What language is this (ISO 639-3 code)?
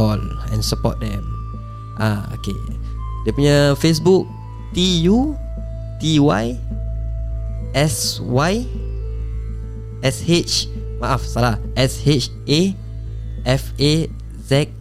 msa